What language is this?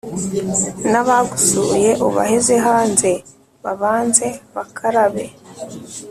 Kinyarwanda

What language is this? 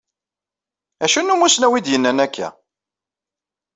Kabyle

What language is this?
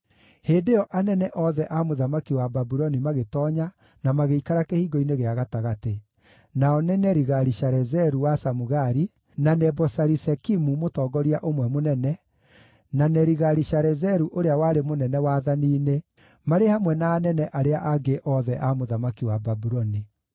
Kikuyu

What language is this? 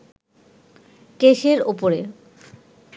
Bangla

